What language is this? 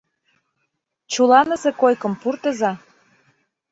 Mari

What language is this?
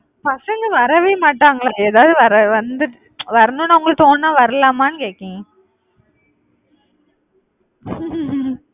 Tamil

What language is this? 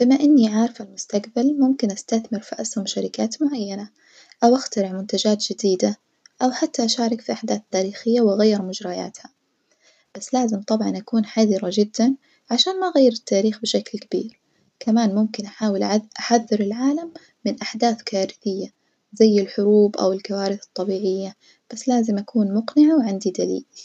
Najdi Arabic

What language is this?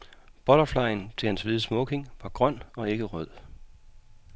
Danish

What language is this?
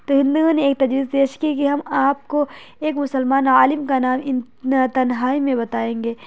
Urdu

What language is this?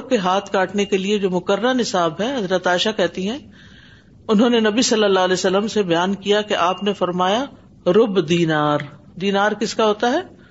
Urdu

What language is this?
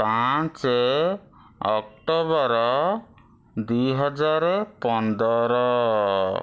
Odia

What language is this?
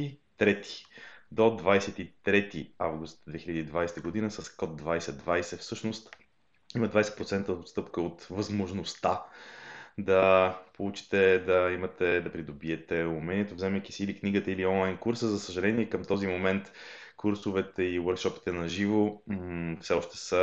Bulgarian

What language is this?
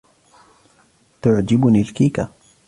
Arabic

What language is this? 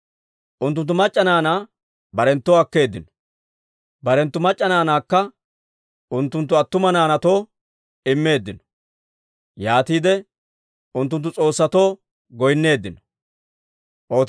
Dawro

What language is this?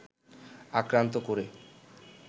Bangla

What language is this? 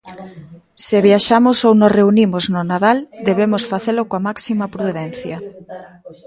Galician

